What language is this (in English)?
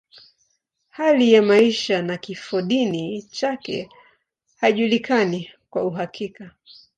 Swahili